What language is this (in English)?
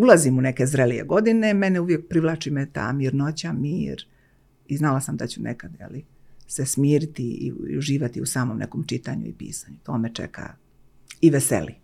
Croatian